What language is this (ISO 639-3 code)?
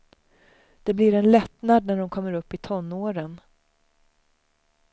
swe